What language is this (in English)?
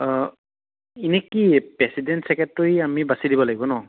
Assamese